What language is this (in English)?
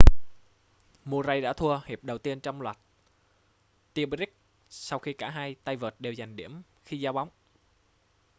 Vietnamese